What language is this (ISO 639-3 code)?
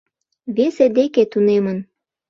chm